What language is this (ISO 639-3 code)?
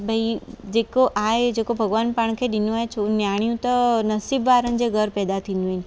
snd